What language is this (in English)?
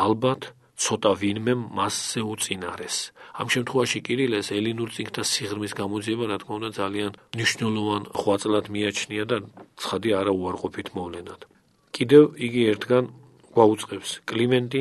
Romanian